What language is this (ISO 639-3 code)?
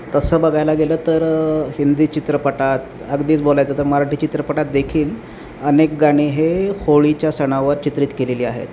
mar